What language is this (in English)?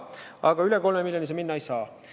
Estonian